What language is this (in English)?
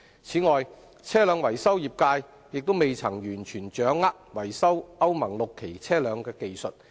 Cantonese